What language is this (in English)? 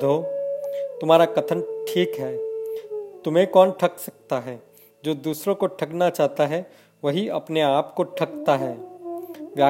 Hindi